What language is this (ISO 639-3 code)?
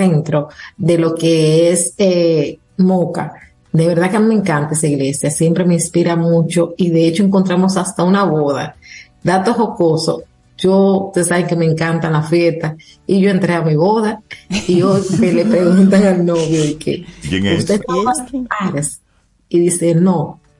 spa